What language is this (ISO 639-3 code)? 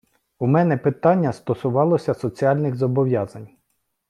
ukr